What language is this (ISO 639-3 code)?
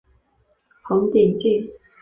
zho